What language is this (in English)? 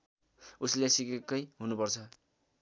Nepali